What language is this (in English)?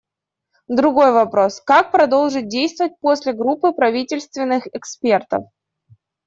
Russian